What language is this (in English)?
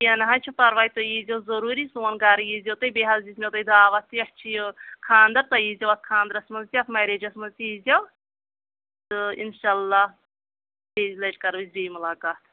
Kashmiri